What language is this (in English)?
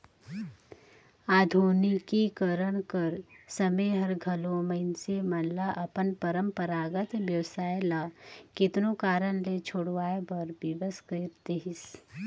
Chhattisgarhi